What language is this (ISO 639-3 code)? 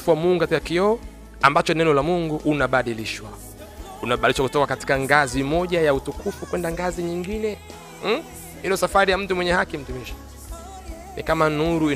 swa